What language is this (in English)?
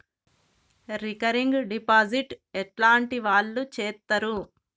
Telugu